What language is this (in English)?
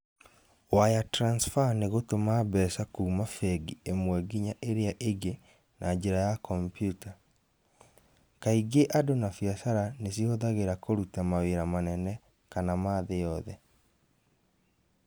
Kikuyu